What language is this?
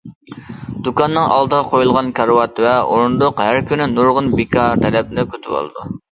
Uyghur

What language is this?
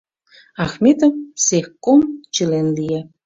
Mari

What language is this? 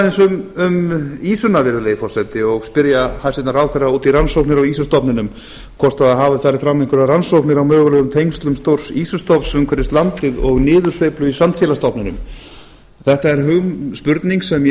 Icelandic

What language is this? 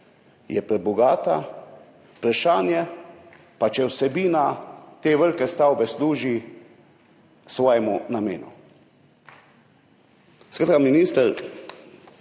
Slovenian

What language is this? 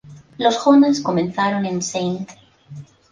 Spanish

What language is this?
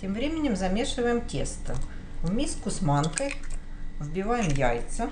Russian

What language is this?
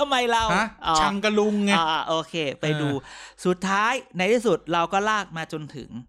Thai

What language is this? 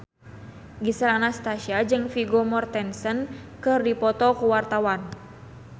Sundanese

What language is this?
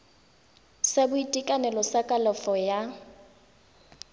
Tswana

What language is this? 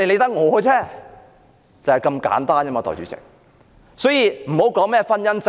Cantonese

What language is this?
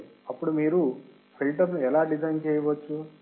Telugu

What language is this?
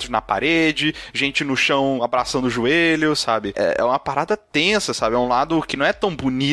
Portuguese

